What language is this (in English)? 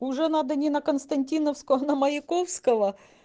Russian